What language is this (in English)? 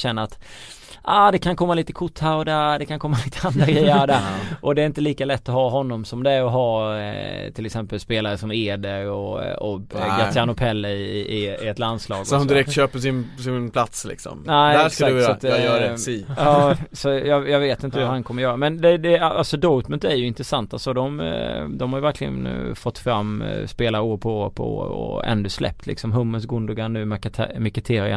Swedish